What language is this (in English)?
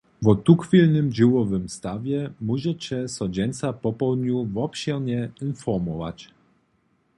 Upper Sorbian